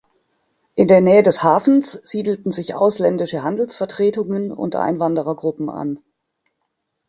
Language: German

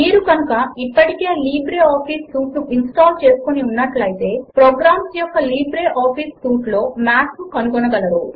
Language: Telugu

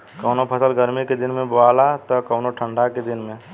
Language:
Bhojpuri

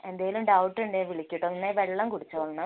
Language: Malayalam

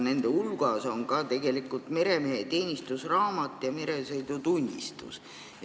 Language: Estonian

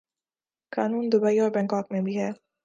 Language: Urdu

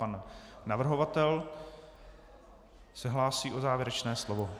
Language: Czech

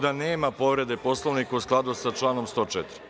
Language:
Serbian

